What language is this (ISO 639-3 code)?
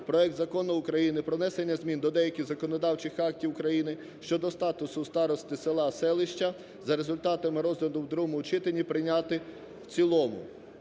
ukr